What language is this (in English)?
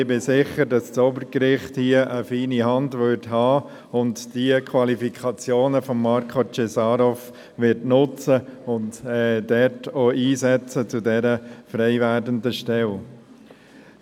Swiss German